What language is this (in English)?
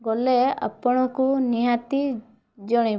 Odia